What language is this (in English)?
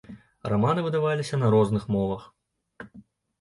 Belarusian